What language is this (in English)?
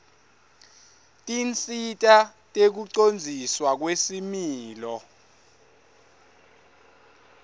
Swati